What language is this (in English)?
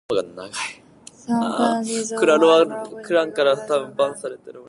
English